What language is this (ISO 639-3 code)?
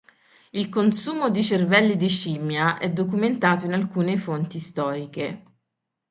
ita